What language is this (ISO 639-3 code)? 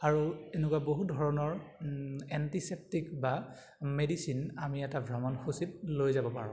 asm